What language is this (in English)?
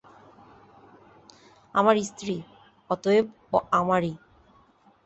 Bangla